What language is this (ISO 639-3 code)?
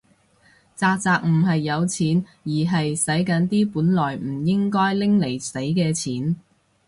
yue